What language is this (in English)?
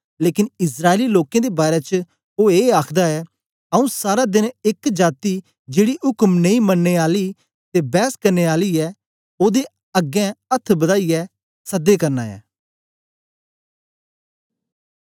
Dogri